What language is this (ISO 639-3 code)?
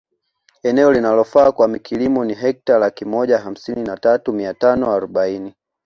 swa